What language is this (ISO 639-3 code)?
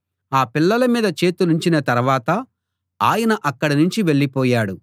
tel